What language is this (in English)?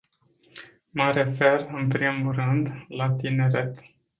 Romanian